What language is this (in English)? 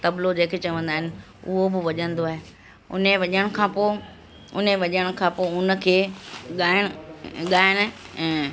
Sindhi